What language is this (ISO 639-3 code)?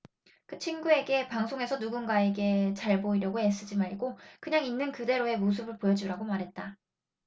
kor